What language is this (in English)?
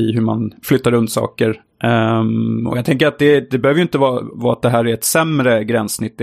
Swedish